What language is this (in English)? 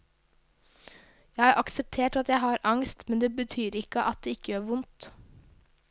Norwegian